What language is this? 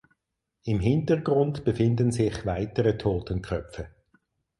German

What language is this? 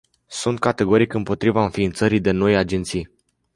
Romanian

